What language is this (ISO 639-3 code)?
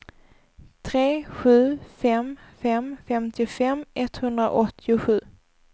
swe